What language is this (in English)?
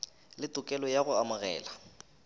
Northern Sotho